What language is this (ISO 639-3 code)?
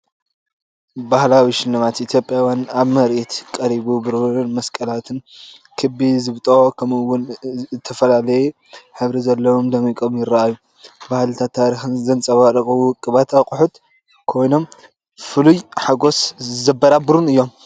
tir